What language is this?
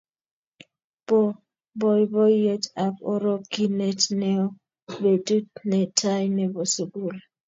Kalenjin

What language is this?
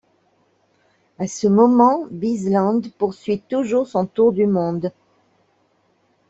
French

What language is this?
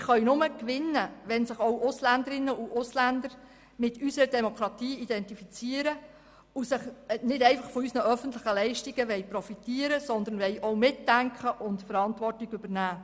Swiss German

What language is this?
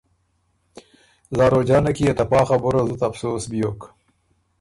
Ormuri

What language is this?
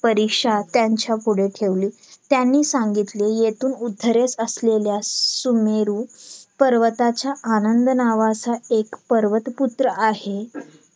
Marathi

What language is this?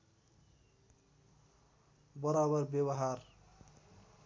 Nepali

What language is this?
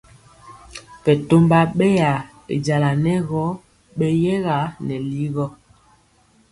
Mpiemo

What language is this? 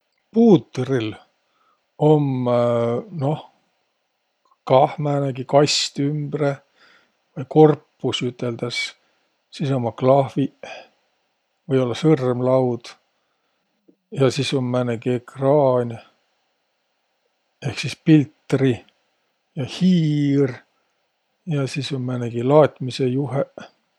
Võro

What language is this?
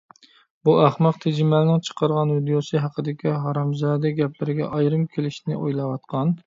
Uyghur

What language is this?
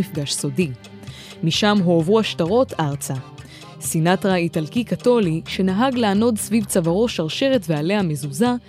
Hebrew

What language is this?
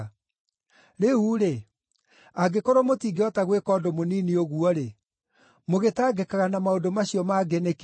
Kikuyu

